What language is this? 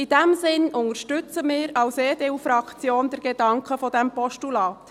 Swiss German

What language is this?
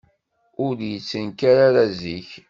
Kabyle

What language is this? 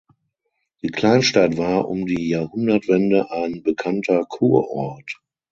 German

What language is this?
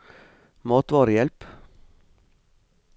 Norwegian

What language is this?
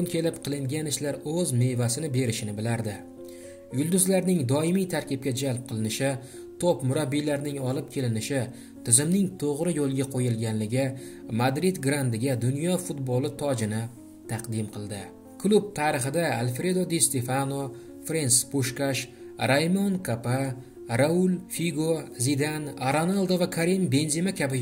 Turkish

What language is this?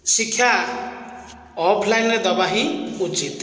Odia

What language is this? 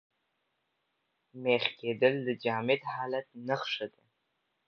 Pashto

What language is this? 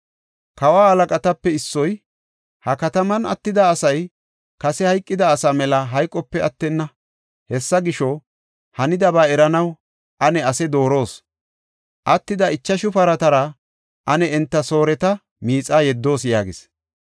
Gofa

